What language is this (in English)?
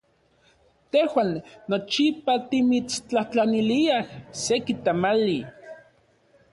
Central Puebla Nahuatl